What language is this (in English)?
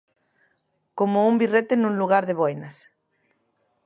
Galician